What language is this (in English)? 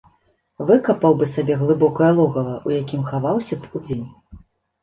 Belarusian